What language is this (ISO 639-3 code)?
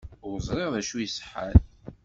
kab